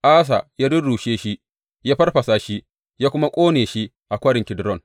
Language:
Hausa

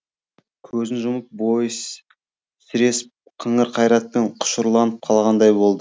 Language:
Kazakh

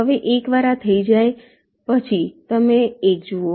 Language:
Gujarati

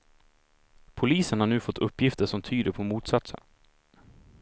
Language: Swedish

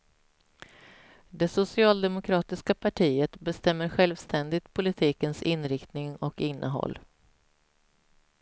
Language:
Swedish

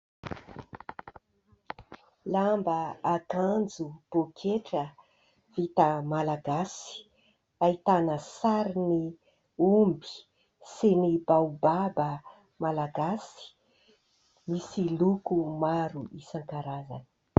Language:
Malagasy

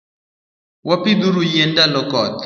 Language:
Luo (Kenya and Tanzania)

